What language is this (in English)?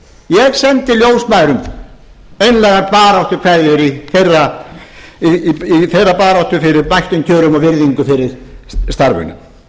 Icelandic